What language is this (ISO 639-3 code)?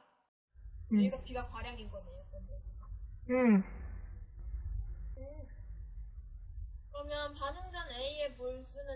kor